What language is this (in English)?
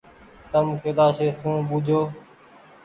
Goaria